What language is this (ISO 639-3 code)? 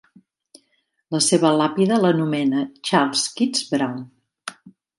cat